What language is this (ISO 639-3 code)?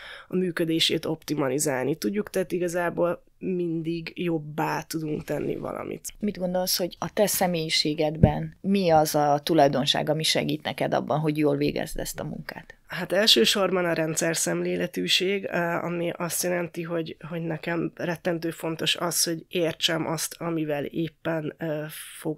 hun